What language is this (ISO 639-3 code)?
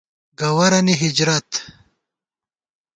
gwt